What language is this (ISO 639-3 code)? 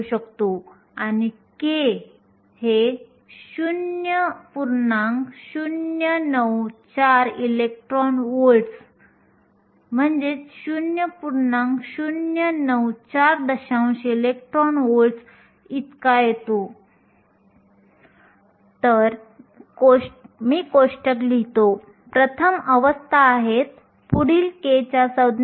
mar